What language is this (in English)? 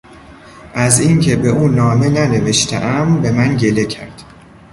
Persian